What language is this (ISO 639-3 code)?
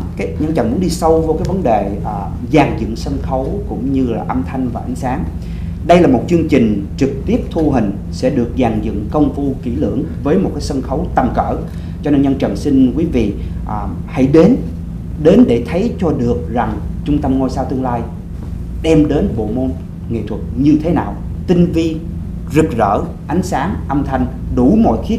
vie